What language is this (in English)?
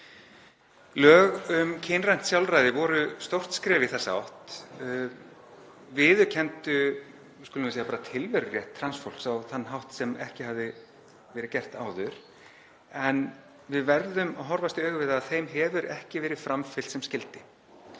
Icelandic